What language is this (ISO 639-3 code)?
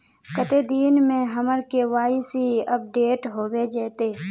mag